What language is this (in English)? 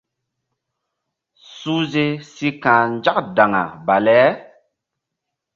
Mbum